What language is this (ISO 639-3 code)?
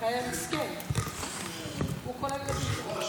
heb